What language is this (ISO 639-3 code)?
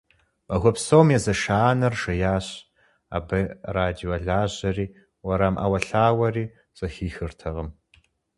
kbd